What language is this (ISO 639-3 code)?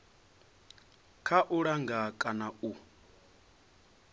ven